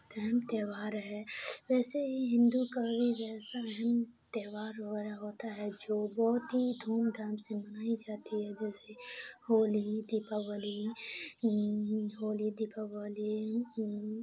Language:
Urdu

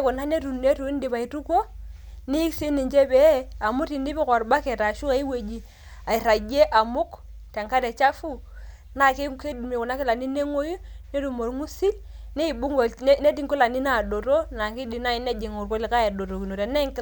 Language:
Masai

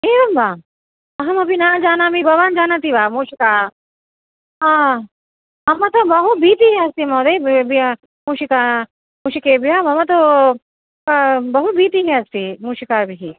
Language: Sanskrit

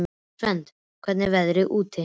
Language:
Icelandic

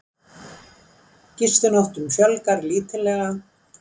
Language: Icelandic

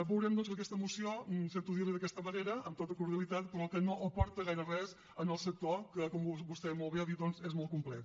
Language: Catalan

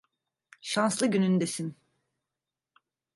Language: Turkish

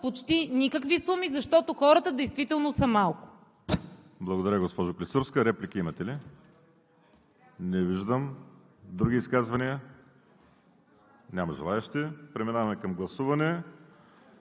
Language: Bulgarian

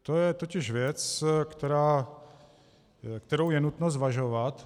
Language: Czech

